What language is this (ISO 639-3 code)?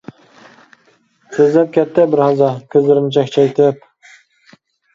uig